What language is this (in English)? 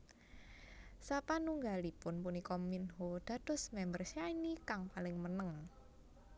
Javanese